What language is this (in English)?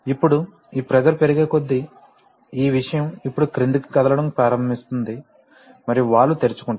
Telugu